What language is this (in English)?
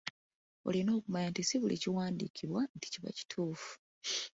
Ganda